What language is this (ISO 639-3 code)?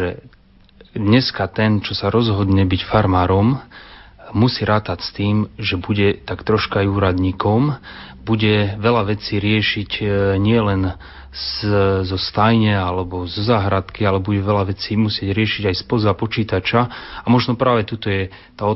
slk